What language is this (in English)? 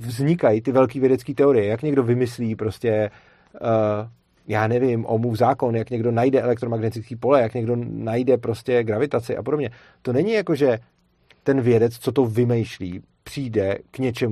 Czech